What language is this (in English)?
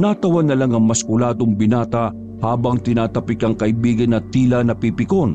Filipino